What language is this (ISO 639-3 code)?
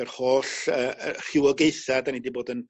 cym